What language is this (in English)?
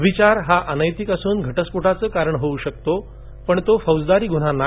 Marathi